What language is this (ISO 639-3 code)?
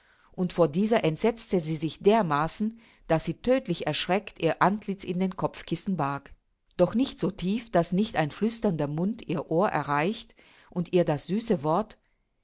deu